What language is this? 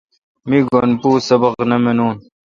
Kalkoti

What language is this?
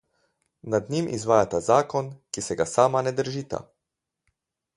Slovenian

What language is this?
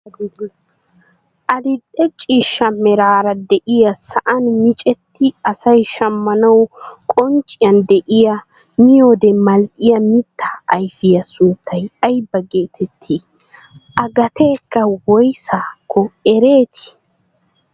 Wolaytta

